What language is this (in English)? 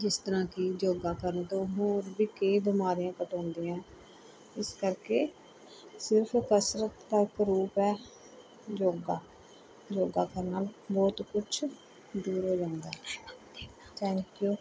Punjabi